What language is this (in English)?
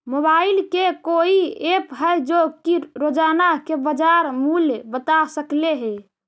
Magahi